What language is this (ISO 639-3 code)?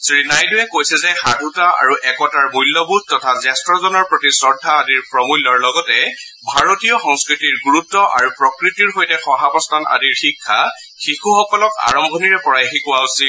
asm